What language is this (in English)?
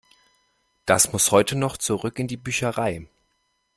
German